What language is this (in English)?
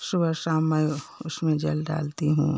Hindi